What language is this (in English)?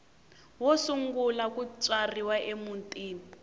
Tsonga